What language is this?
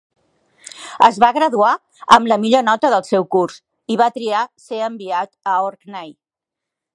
Catalan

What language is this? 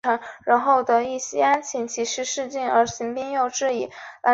Chinese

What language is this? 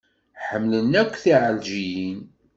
Kabyle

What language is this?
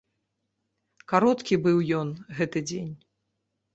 Belarusian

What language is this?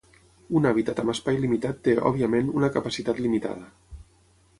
Catalan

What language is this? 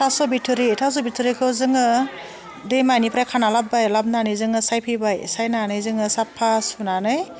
Bodo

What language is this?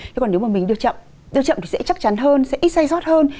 Vietnamese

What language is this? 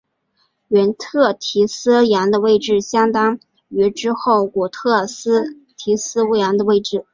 Chinese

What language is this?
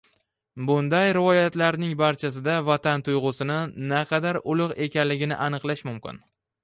Uzbek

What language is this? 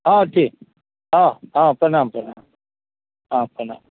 Maithili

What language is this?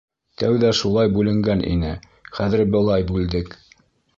Bashkir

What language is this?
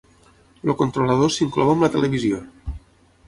Catalan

